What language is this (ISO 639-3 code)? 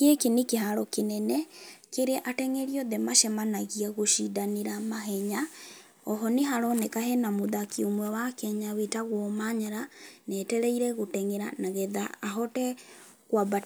kik